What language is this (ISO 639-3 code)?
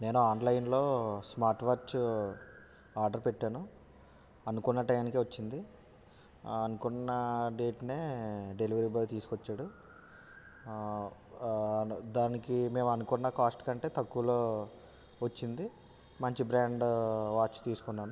tel